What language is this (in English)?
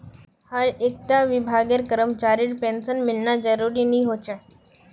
Magahi